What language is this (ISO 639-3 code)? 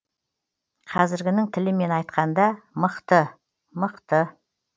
kaz